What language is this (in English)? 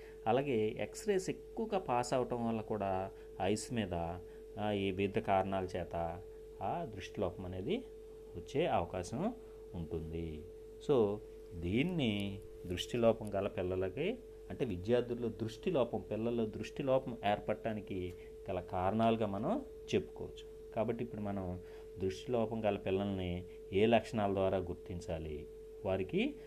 Telugu